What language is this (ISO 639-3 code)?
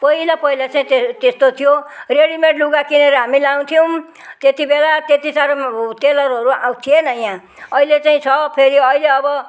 nep